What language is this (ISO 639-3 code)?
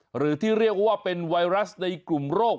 tha